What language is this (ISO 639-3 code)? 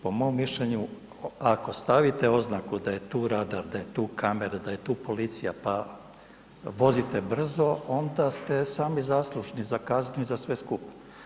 hrv